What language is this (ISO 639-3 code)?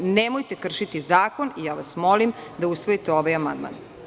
srp